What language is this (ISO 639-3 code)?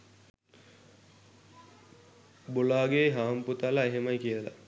sin